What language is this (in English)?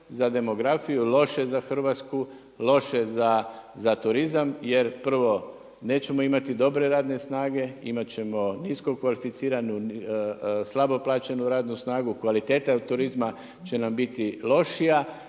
Croatian